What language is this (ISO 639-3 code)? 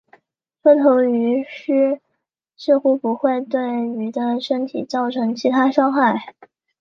zho